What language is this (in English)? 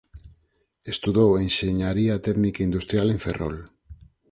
Galician